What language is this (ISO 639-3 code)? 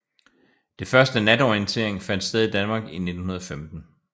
dan